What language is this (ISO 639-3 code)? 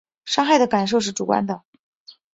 zho